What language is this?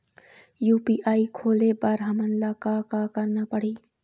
Chhattisgarhi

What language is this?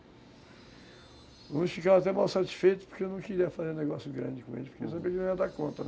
Portuguese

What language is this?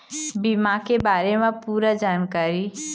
Chhattisgarhi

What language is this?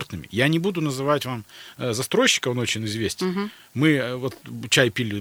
Russian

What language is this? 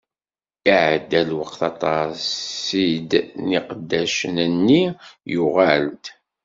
Kabyle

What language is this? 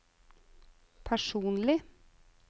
Norwegian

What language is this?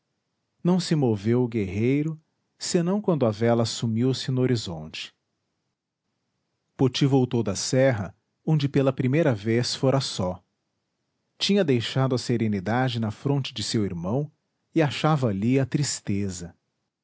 Portuguese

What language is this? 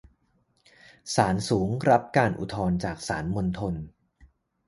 Thai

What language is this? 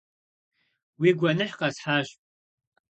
Kabardian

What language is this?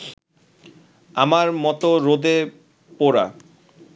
Bangla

